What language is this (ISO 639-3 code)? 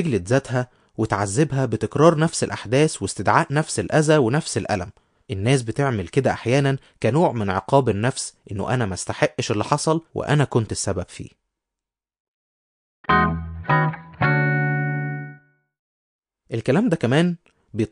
ara